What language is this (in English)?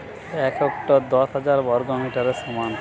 Bangla